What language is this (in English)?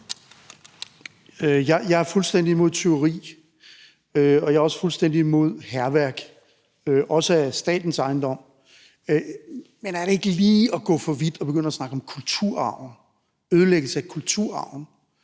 Danish